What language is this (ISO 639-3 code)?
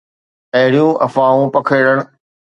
snd